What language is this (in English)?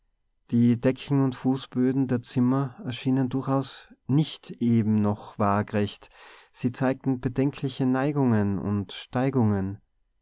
German